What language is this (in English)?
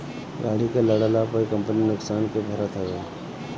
Bhojpuri